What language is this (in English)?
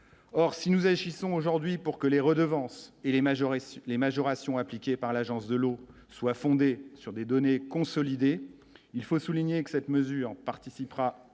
French